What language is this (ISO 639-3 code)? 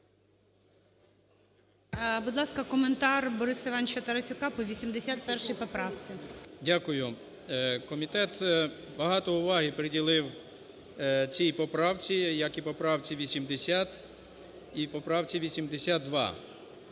ukr